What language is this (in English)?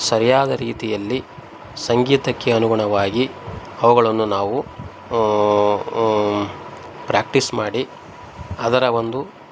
Kannada